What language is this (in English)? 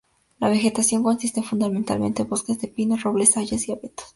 Spanish